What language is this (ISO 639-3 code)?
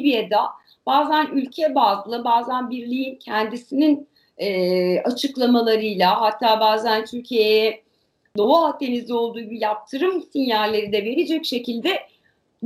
tur